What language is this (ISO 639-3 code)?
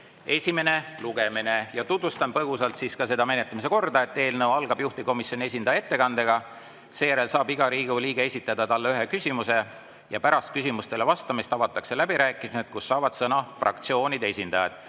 est